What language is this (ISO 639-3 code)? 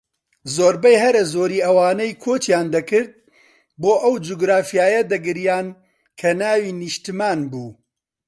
ckb